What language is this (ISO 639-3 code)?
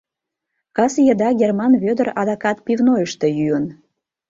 chm